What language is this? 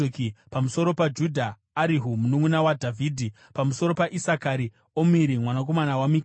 Shona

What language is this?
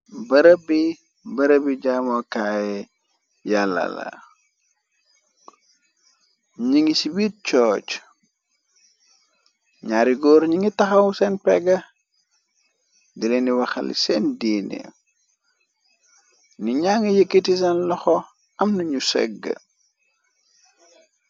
Wolof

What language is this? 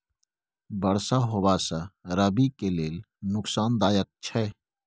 Maithili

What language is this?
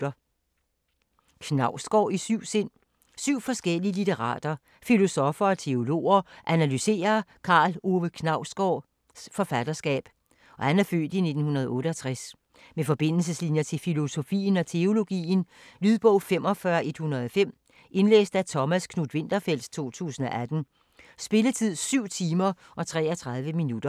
Danish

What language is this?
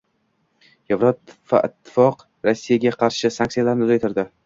Uzbek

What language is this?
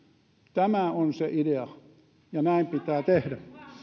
Finnish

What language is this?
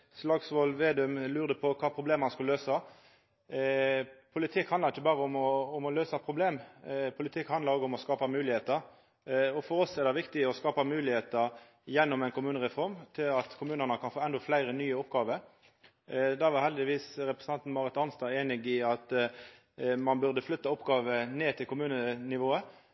Norwegian Nynorsk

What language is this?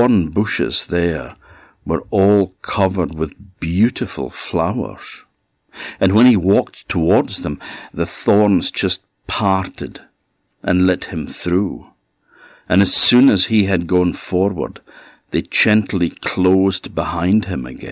English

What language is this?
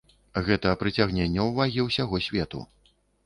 Belarusian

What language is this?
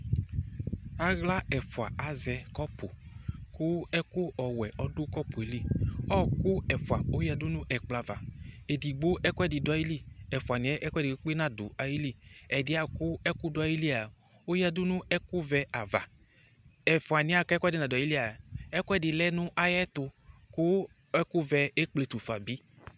Ikposo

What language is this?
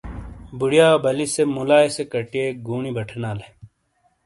Shina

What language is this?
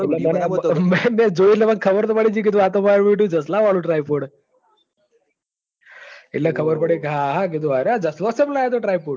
Gujarati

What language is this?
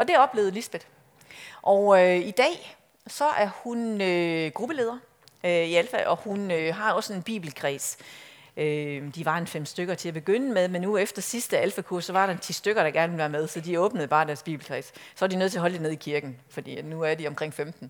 Danish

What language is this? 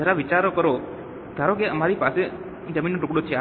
Gujarati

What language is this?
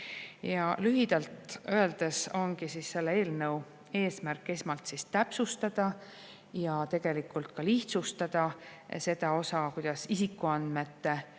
Estonian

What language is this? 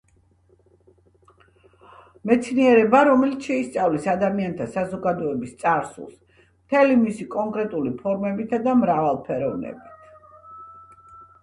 Georgian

